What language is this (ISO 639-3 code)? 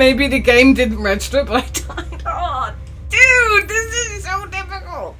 eng